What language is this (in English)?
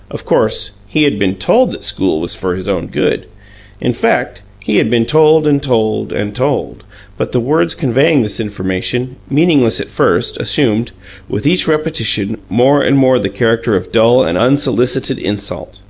English